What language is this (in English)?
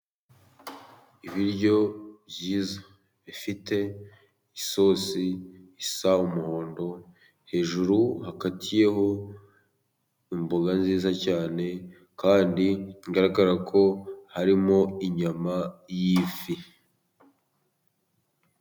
Kinyarwanda